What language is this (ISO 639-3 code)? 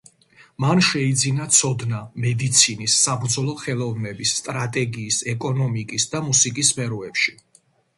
kat